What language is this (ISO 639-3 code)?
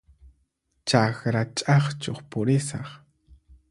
qxp